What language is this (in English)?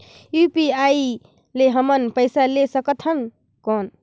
Chhattisgarhi